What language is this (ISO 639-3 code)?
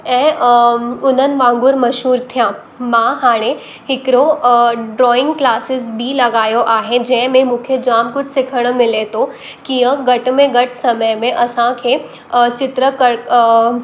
snd